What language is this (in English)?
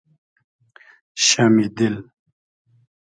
Hazaragi